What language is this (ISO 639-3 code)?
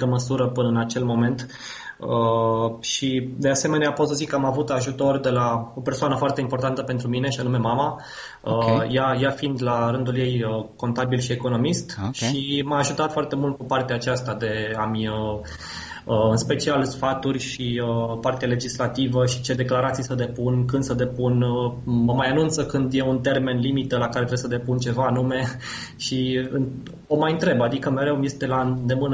ron